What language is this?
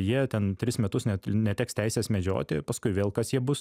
Lithuanian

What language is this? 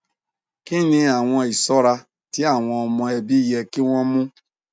Yoruba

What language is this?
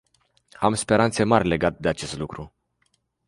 Romanian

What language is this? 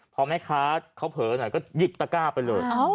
Thai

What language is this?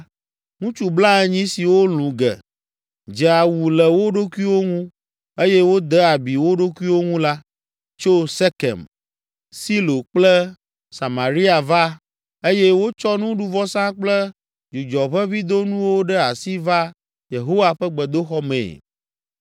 Ewe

